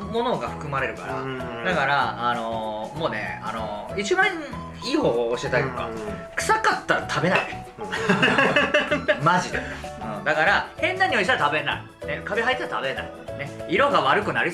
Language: Japanese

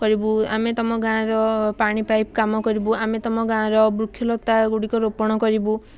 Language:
Odia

